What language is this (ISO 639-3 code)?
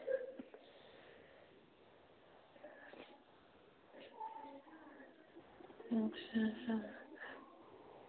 doi